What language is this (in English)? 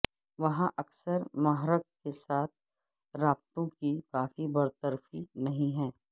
Urdu